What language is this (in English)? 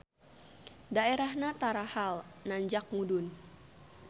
Sundanese